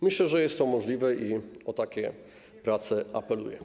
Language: Polish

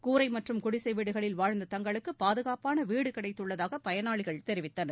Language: Tamil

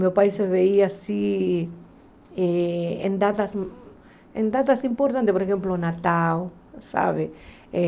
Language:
Portuguese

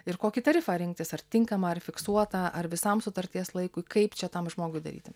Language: Lithuanian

